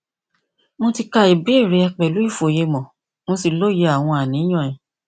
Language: Yoruba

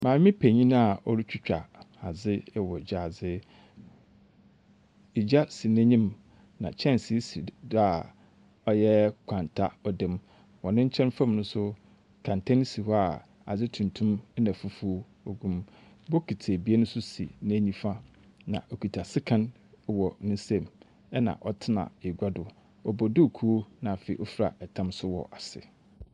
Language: Akan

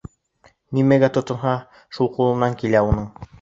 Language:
Bashkir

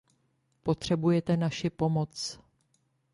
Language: Czech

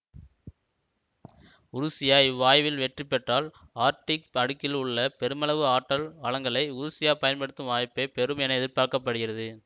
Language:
Tamil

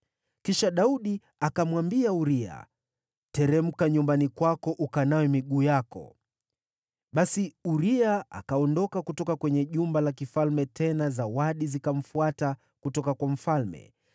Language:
Swahili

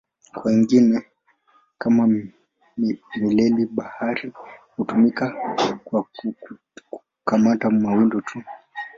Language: Swahili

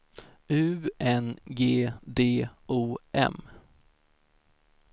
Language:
Swedish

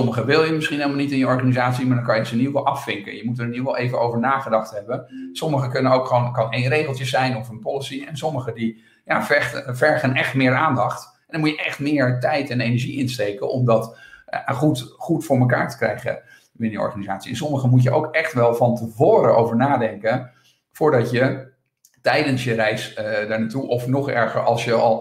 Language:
Dutch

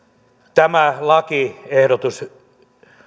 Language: Finnish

